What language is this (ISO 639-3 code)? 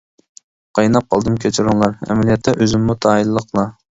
uig